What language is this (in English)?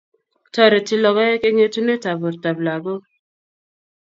Kalenjin